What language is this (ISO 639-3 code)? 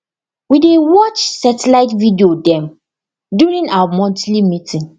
pcm